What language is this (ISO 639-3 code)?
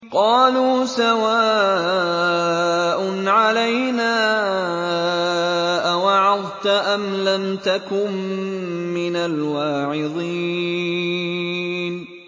ara